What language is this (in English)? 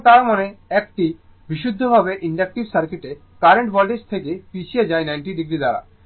Bangla